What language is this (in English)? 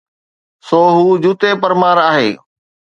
Sindhi